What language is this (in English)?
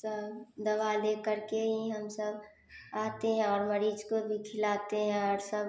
Hindi